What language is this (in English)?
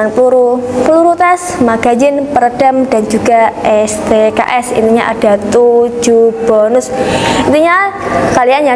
Indonesian